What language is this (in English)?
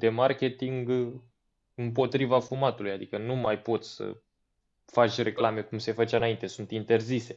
Romanian